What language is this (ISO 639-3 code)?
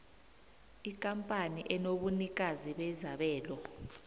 nbl